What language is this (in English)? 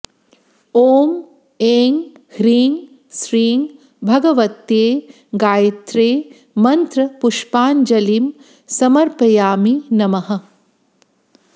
Sanskrit